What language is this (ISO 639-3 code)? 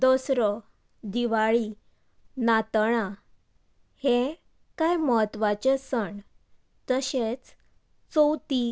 kok